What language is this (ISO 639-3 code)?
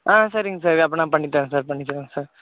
tam